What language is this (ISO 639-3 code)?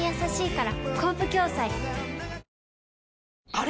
jpn